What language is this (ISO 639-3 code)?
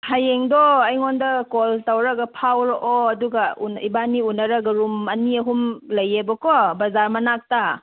mni